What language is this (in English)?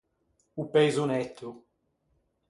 Ligurian